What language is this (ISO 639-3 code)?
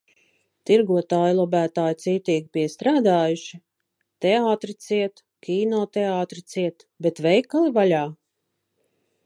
lav